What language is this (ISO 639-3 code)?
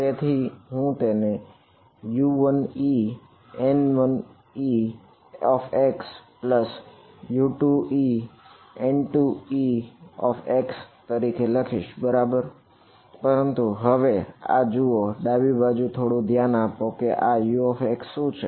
guj